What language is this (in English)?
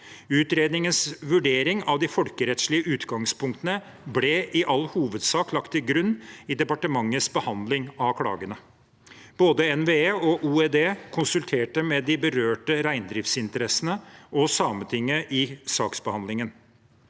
Norwegian